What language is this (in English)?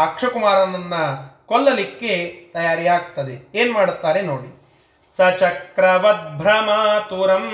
Kannada